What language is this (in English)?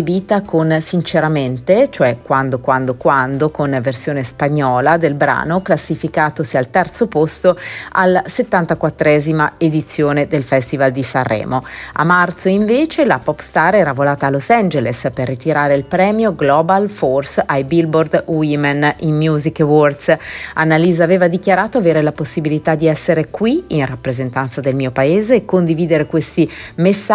Italian